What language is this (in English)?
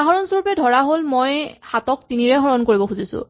Assamese